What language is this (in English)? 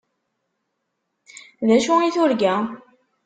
Kabyle